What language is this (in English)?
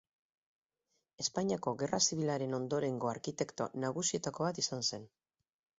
Basque